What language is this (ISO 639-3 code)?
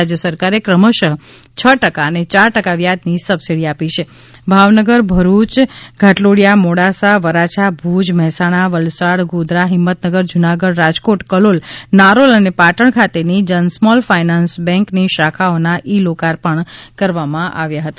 guj